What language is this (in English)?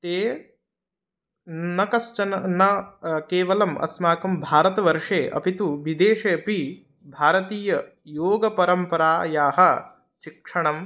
Sanskrit